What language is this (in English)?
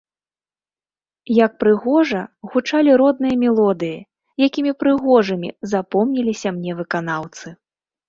Belarusian